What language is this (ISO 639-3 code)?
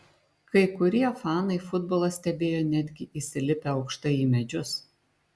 lit